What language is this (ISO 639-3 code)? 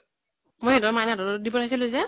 asm